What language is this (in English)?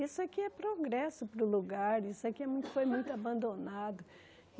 Portuguese